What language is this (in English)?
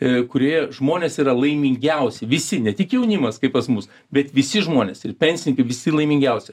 Lithuanian